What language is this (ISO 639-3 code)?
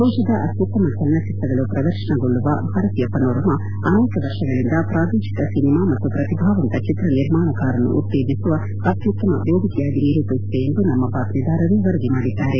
kan